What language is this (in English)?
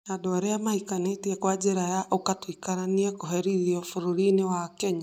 Kikuyu